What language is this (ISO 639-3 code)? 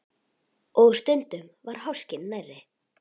isl